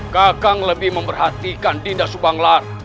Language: Indonesian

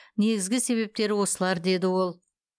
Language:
Kazakh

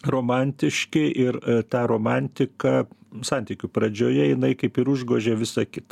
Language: Lithuanian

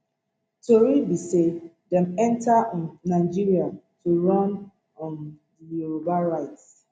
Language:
Nigerian Pidgin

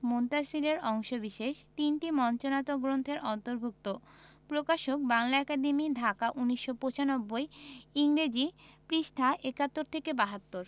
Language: Bangla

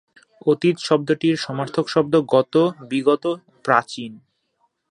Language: Bangla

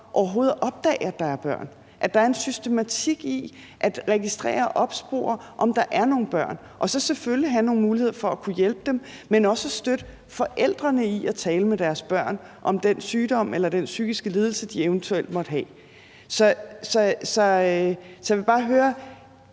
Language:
Danish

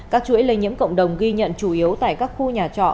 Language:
Vietnamese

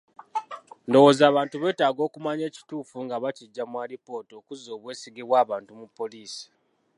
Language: Ganda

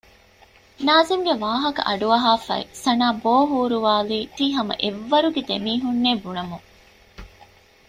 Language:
Divehi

